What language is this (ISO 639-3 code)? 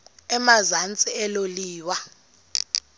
xho